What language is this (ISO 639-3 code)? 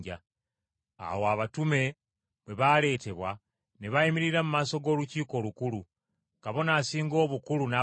lug